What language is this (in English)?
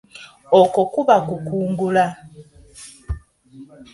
Ganda